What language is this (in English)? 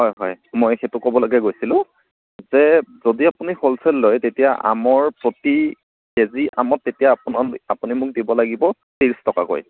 Assamese